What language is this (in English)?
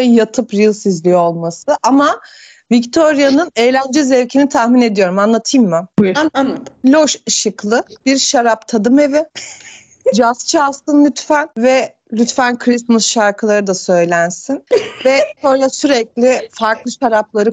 Turkish